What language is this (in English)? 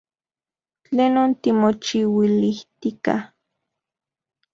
Central Puebla Nahuatl